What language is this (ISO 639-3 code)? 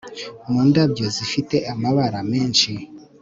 kin